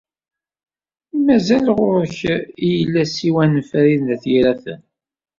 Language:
Kabyle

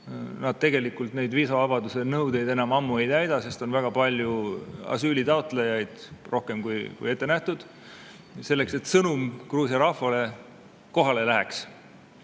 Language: Estonian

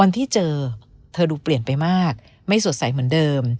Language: Thai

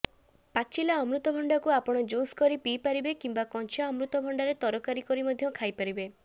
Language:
Odia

